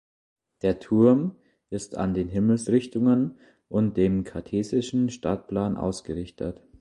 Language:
German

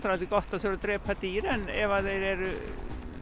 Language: Icelandic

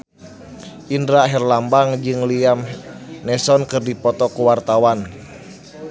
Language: Sundanese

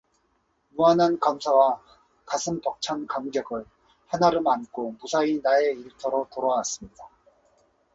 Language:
Korean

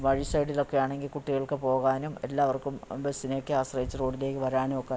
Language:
Malayalam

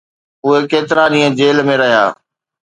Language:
Sindhi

